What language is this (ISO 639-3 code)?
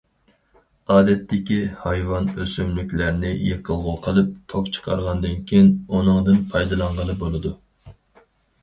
uig